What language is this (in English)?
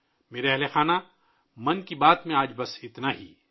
Urdu